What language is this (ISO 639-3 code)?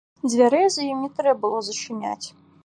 bel